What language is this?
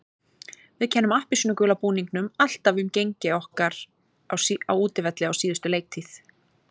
Icelandic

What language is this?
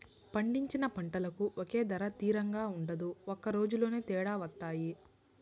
Telugu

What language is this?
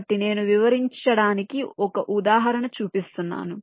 Telugu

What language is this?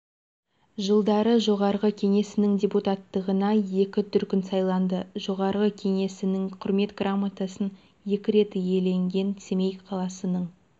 Kazakh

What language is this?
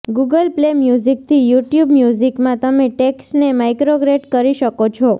Gujarati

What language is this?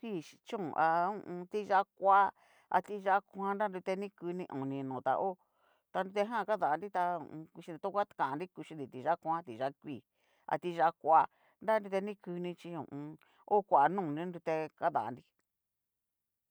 Cacaloxtepec Mixtec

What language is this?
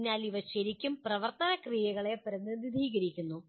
Malayalam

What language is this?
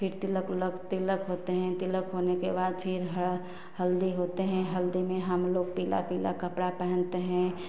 Hindi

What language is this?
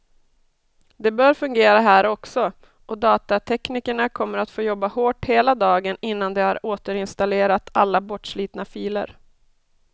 Swedish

